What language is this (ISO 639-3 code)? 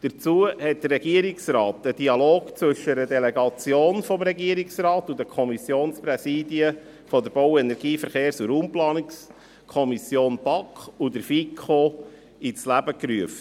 gsw